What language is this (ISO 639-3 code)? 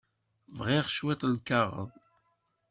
kab